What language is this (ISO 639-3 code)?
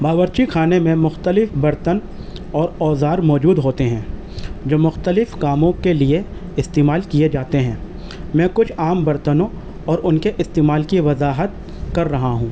urd